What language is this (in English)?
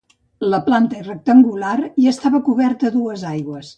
Catalan